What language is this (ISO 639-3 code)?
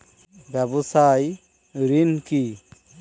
ben